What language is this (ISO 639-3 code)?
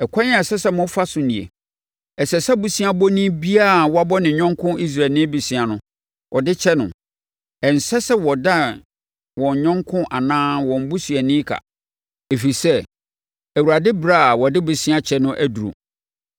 aka